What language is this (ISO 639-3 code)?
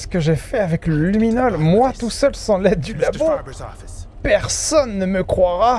fra